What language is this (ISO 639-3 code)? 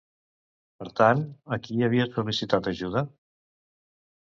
cat